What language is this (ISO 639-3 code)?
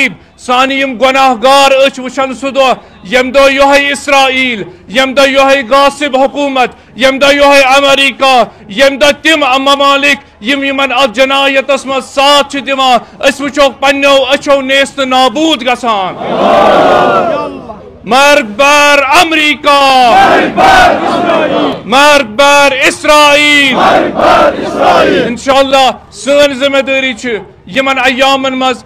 ara